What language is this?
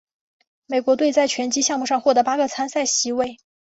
Chinese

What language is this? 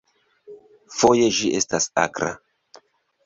Esperanto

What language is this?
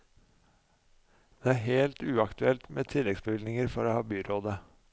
Norwegian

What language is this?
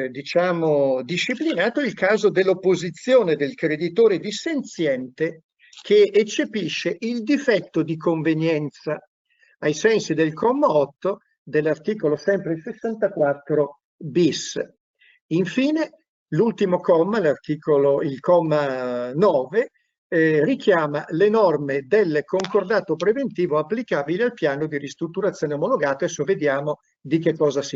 Italian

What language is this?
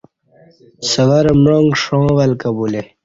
Kati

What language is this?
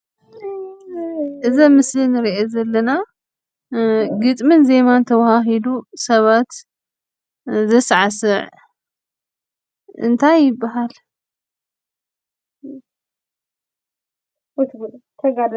Tigrinya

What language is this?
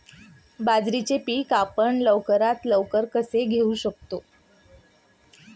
Marathi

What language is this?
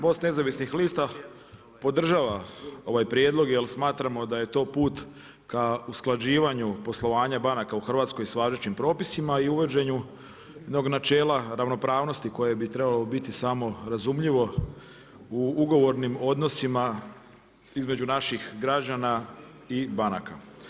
Croatian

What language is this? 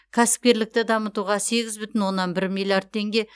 Kazakh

